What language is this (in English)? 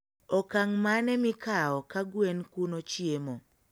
Luo (Kenya and Tanzania)